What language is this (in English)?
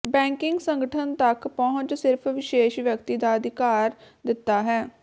Punjabi